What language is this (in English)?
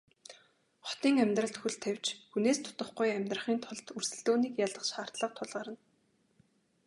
Mongolian